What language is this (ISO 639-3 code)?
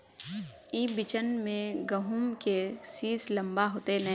mag